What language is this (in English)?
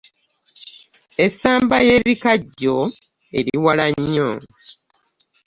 Ganda